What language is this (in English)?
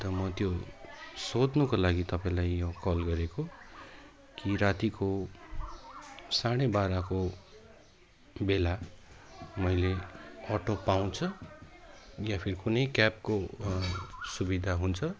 Nepali